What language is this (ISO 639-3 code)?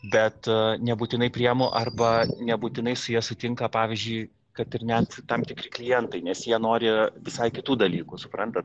lit